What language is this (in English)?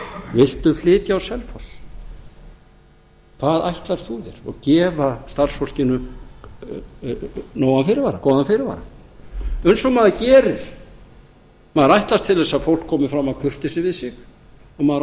Icelandic